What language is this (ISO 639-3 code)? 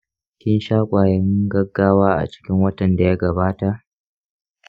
hau